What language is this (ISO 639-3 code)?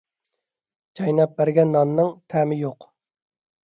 uig